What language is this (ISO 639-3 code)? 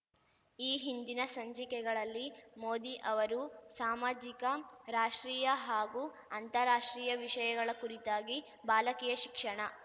kan